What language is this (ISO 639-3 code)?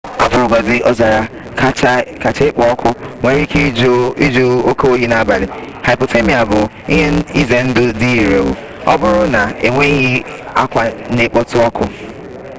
ibo